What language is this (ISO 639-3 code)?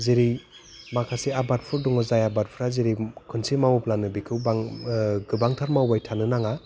brx